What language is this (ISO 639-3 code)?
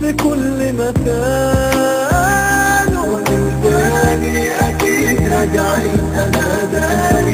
ara